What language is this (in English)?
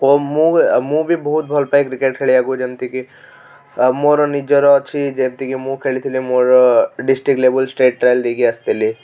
Odia